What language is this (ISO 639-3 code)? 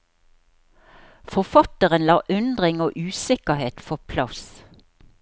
nor